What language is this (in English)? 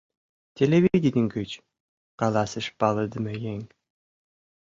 Mari